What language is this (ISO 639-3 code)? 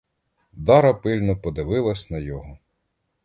ukr